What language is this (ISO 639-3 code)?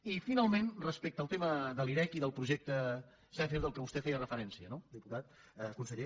cat